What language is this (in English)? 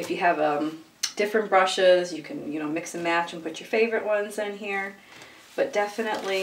English